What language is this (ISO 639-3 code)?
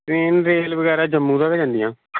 doi